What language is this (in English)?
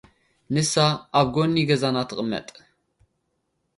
Tigrinya